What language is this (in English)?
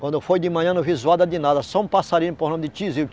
Portuguese